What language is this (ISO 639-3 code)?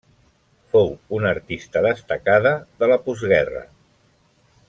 cat